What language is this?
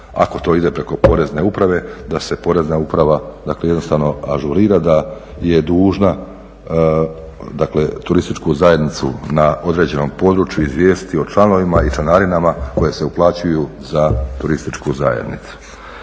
Croatian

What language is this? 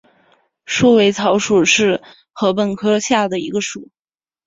Chinese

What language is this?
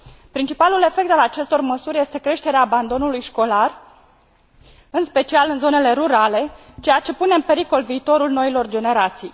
Romanian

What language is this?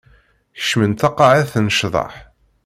Kabyle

